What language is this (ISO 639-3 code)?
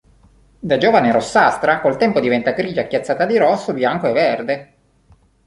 ita